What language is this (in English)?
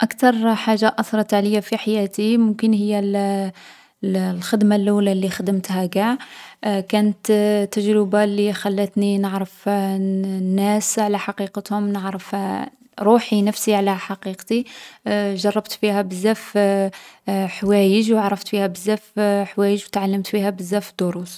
Algerian Arabic